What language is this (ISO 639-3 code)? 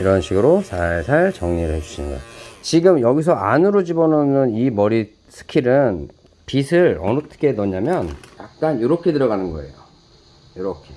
kor